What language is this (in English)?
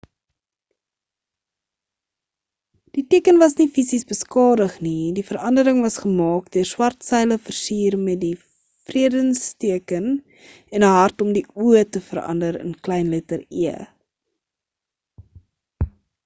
Afrikaans